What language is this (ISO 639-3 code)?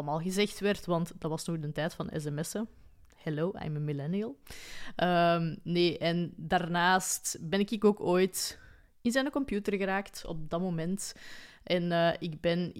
nld